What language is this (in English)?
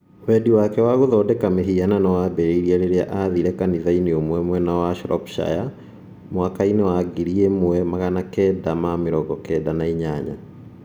Kikuyu